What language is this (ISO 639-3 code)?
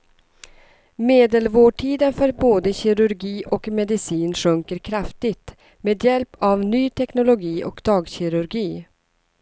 swe